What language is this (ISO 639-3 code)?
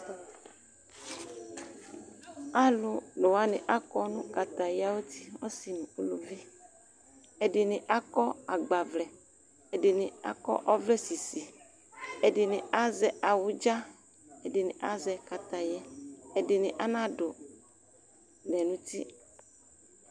kpo